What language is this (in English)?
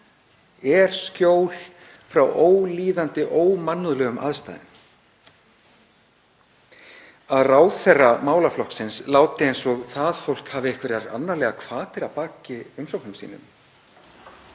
Icelandic